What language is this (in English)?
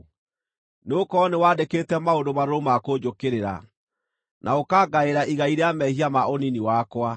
Kikuyu